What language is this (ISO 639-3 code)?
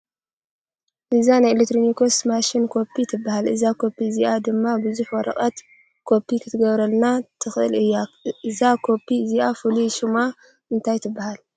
tir